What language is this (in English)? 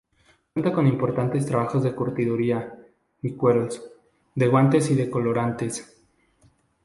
Spanish